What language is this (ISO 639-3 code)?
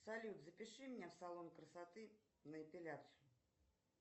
rus